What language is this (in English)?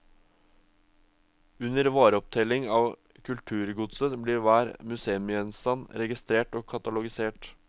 Norwegian